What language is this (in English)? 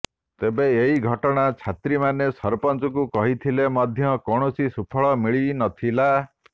Odia